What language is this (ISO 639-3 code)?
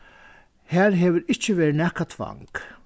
fao